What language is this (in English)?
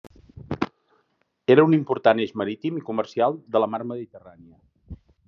Catalan